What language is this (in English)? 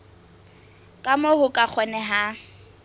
Southern Sotho